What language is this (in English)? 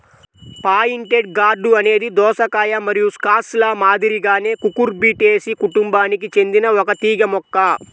Telugu